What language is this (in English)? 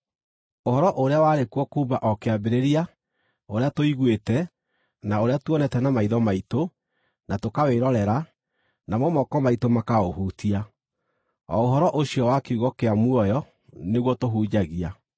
Kikuyu